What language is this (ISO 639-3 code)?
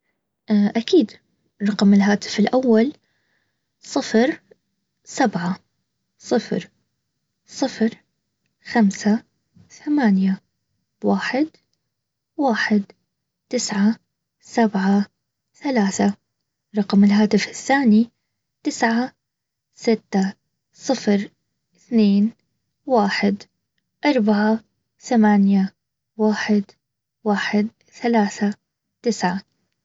abv